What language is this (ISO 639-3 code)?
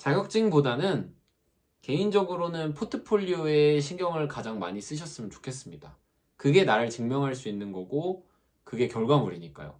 kor